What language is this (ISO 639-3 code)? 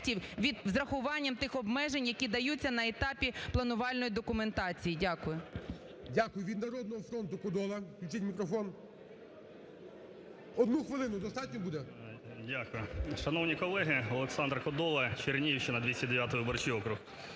ukr